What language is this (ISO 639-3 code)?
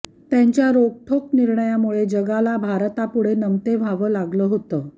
mar